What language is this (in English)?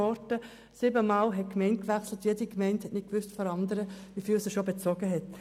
Swiss German